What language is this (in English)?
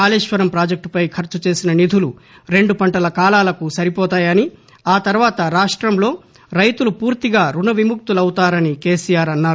Telugu